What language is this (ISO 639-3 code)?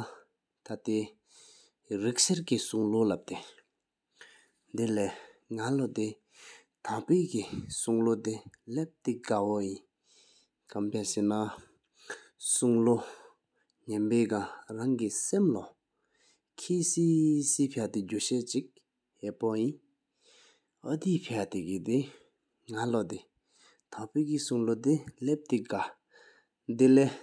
sip